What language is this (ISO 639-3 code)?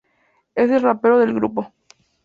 spa